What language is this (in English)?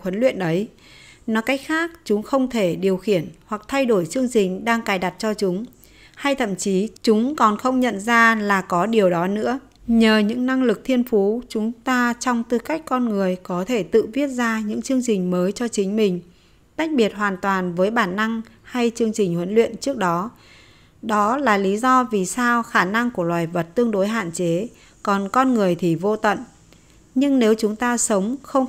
Vietnamese